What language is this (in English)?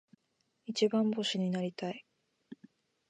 Japanese